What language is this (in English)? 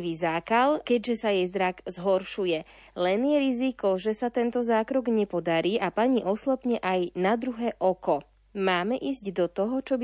Slovak